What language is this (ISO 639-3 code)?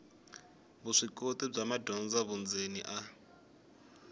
tso